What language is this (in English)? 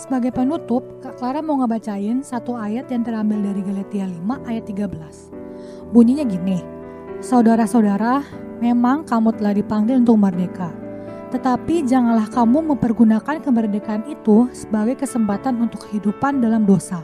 Indonesian